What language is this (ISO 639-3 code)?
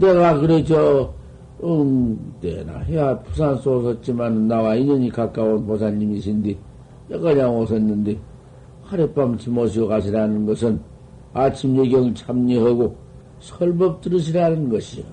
kor